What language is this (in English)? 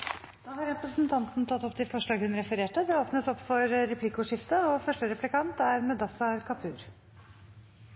Norwegian Bokmål